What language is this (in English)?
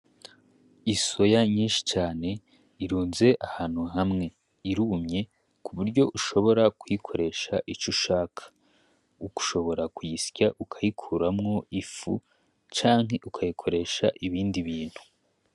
Rundi